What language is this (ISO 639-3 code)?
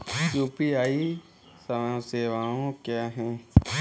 hin